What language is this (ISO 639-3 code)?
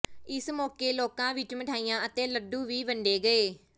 pan